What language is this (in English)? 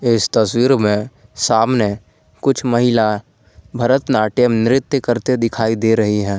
Hindi